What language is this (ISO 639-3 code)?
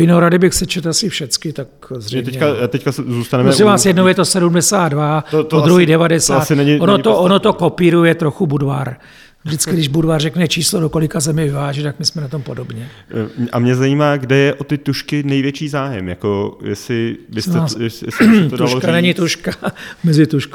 ces